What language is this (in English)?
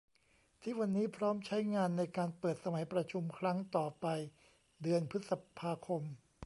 Thai